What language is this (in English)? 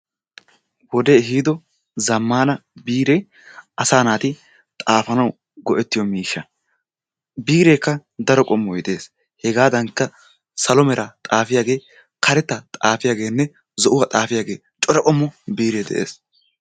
Wolaytta